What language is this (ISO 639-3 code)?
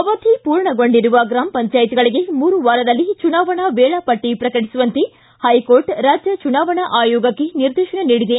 kan